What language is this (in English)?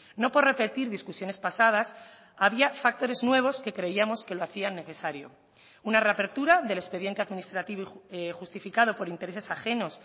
Spanish